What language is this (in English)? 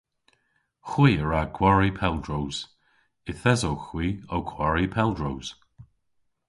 Cornish